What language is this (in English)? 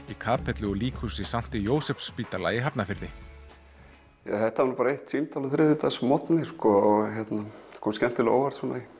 Icelandic